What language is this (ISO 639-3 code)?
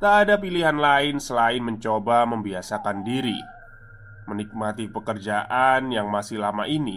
ind